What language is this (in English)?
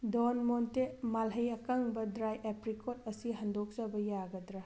Manipuri